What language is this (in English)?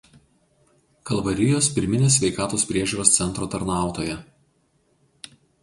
Lithuanian